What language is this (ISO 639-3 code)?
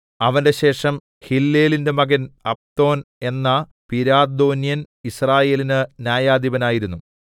mal